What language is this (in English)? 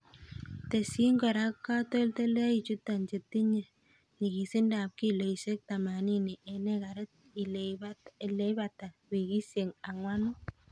Kalenjin